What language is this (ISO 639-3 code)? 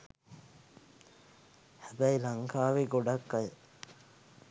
sin